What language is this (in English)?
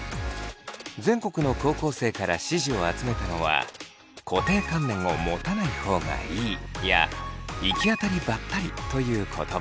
Japanese